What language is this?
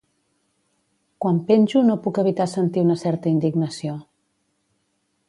Catalan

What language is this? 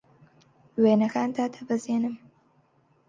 Central Kurdish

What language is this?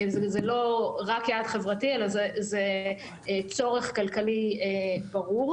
Hebrew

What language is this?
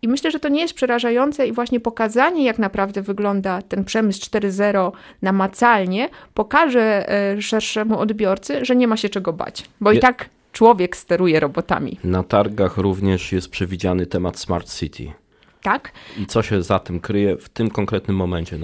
Polish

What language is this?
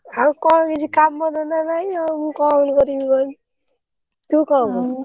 Odia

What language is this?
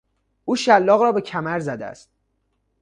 Persian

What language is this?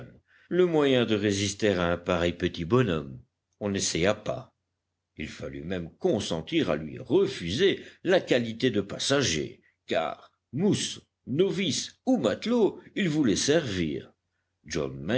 French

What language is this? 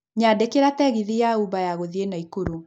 Kikuyu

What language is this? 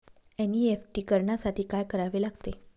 Marathi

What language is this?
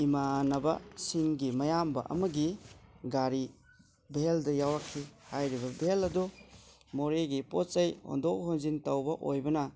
Manipuri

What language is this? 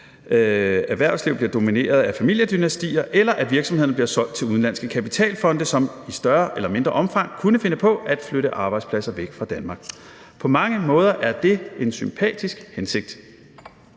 Danish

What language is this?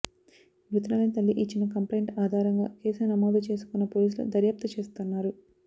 Telugu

